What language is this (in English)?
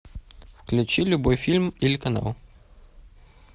Russian